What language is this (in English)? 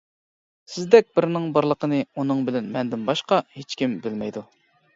Uyghur